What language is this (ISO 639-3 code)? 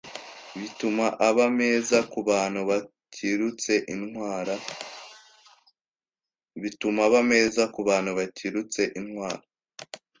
kin